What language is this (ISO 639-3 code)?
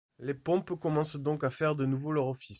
fra